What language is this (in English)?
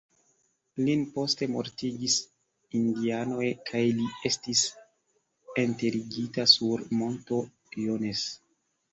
Esperanto